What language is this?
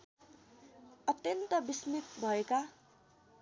Nepali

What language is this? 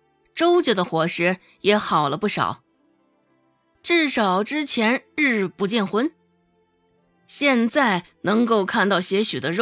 Chinese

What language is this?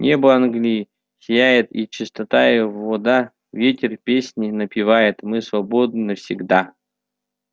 Russian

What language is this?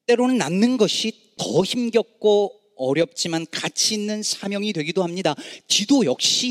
Korean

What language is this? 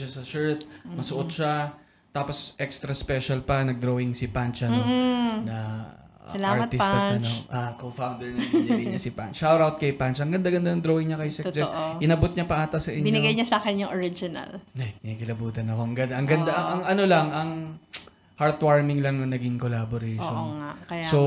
Filipino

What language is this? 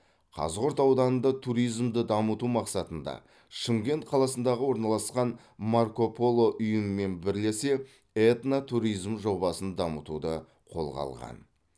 Kazakh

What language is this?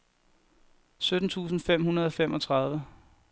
Danish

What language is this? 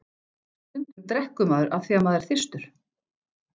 Icelandic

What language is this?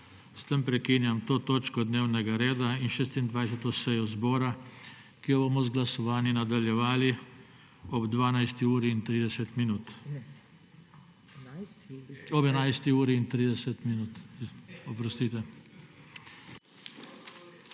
Slovenian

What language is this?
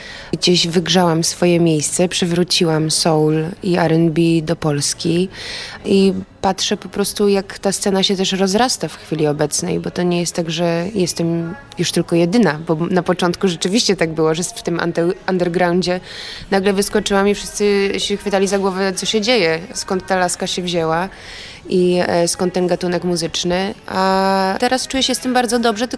Polish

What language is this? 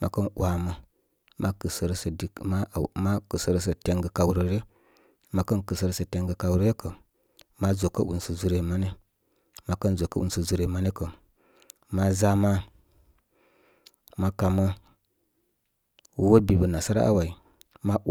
Koma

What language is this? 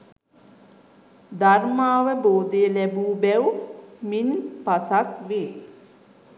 Sinhala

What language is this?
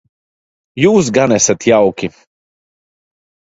Latvian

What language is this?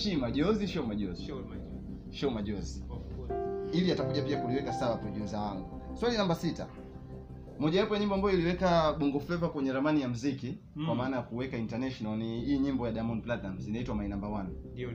Swahili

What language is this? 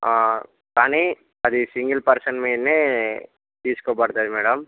Telugu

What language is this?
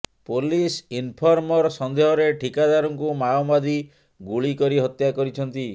Odia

